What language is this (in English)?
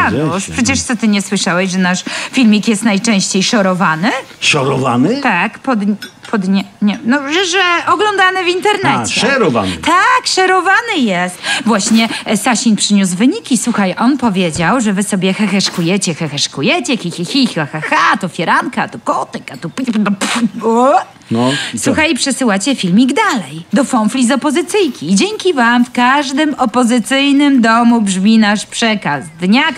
Polish